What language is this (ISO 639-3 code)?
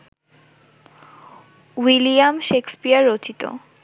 ben